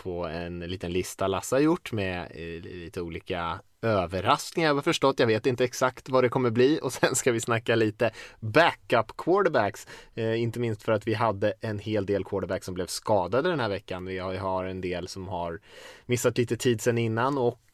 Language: Swedish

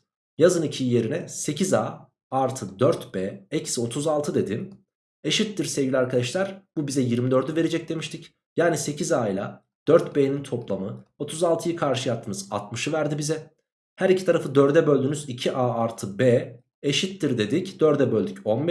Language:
Turkish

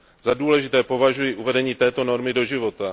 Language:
Czech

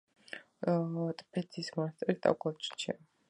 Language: Georgian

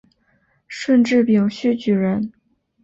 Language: Chinese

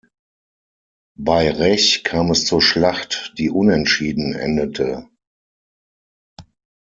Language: German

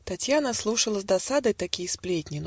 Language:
Russian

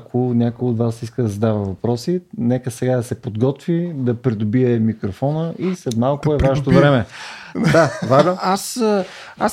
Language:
Bulgarian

